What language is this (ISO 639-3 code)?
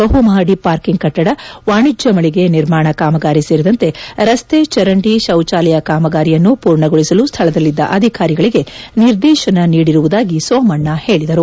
kan